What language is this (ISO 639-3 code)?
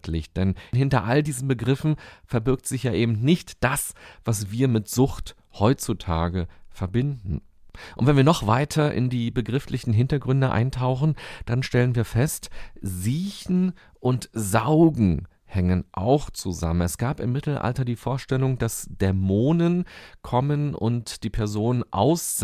deu